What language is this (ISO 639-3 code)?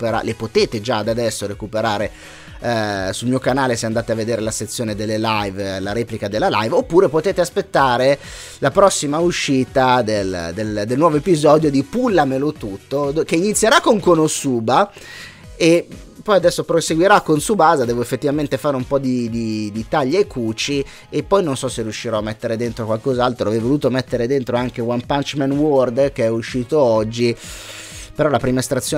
ita